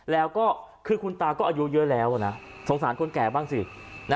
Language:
Thai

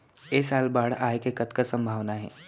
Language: Chhattisgarhi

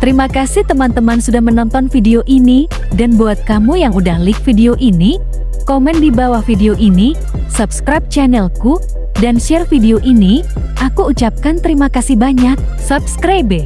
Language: Indonesian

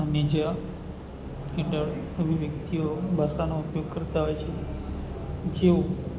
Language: Gujarati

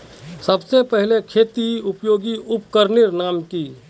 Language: Magahi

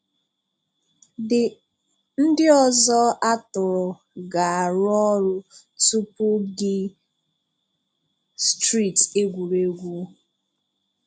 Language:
Igbo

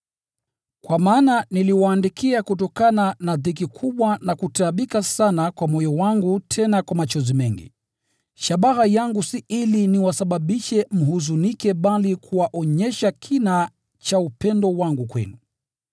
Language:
Swahili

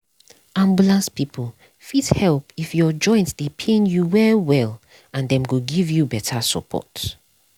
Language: Nigerian Pidgin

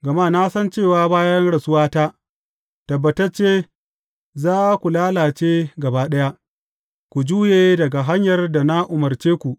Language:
Hausa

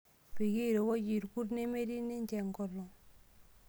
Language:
Masai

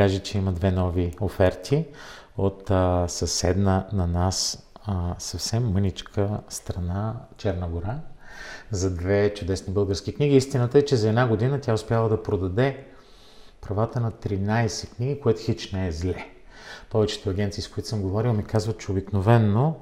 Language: Bulgarian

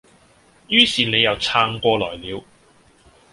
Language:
Cantonese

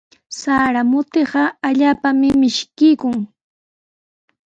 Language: Sihuas Ancash Quechua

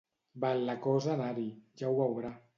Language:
Catalan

